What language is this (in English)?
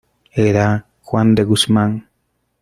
Spanish